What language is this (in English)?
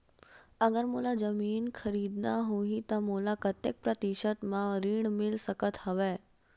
Chhattisgarhi